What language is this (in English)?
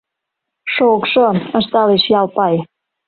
Mari